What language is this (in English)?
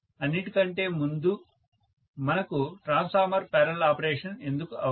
Telugu